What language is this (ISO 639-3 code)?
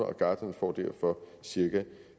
dan